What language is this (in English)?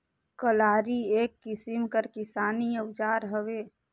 Chhattisgarhi